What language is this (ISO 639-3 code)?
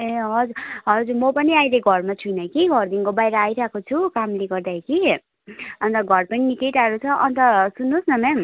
nep